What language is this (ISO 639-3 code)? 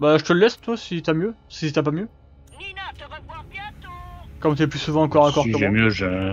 fra